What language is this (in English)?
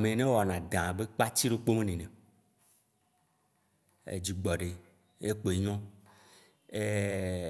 Waci Gbe